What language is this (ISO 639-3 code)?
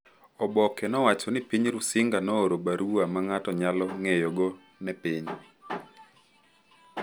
luo